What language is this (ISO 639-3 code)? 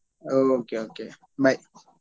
kan